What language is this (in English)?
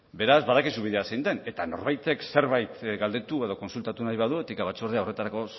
Basque